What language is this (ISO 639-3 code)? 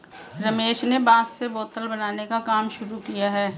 hin